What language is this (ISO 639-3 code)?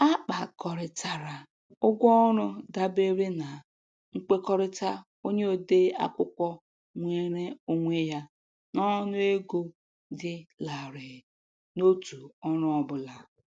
ibo